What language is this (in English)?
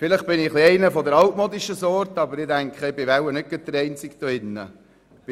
Swiss German